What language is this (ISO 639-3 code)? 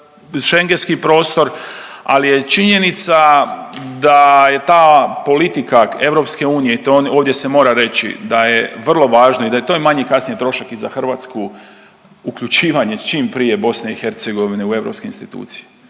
hrv